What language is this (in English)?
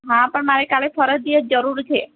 Gujarati